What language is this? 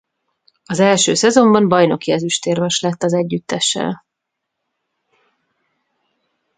Hungarian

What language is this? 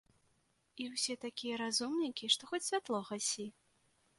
Belarusian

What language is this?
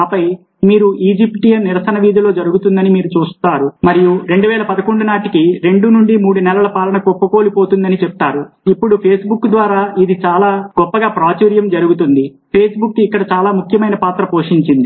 Telugu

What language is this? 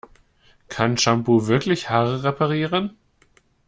German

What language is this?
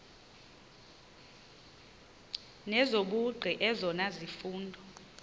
Xhosa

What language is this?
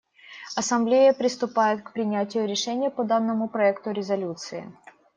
Russian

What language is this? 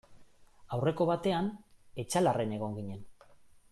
Basque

